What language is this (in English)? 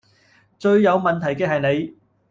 Cantonese